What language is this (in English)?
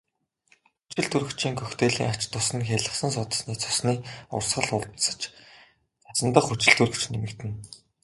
Mongolian